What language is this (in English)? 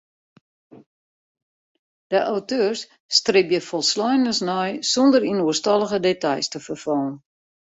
Western Frisian